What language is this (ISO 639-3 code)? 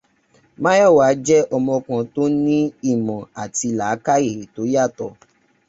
yor